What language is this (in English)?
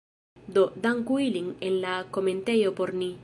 Esperanto